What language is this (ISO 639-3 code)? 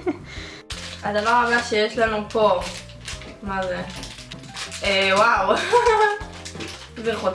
heb